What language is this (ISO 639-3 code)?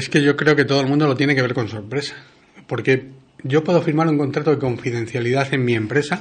spa